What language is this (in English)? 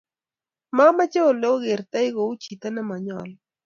Kalenjin